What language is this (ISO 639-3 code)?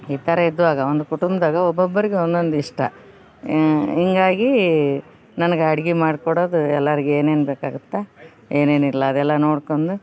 kan